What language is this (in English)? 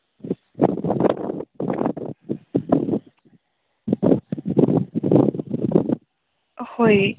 Santali